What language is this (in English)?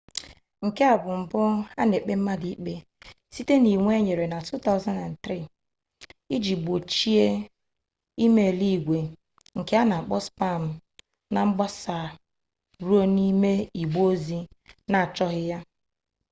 Igbo